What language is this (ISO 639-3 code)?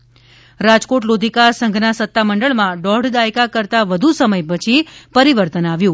guj